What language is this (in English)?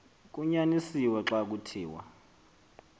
Xhosa